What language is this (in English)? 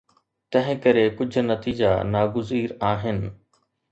Sindhi